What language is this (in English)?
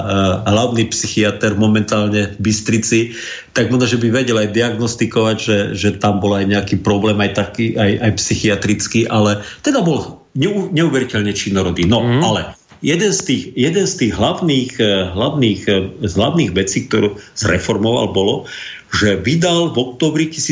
Slovak